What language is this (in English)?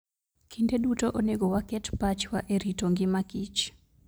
Luo (Kenya and Tanzania)